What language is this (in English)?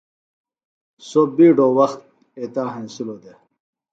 Phalura